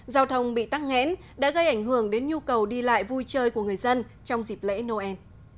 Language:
Vietnamese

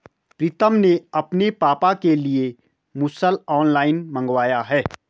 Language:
Hindi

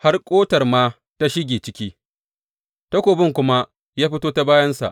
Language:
Hausa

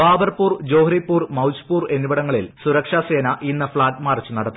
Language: Malayalam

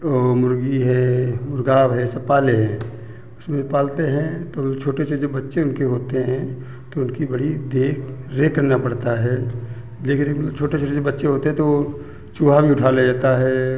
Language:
Hindi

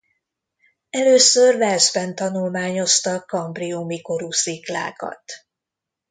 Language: Hungarian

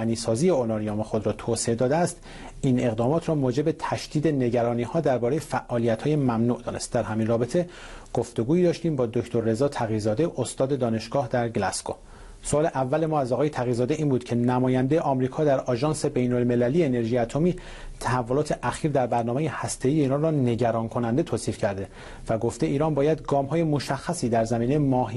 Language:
Persian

